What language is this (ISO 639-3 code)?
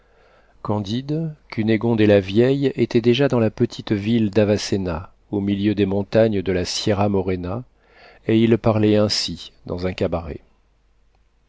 fra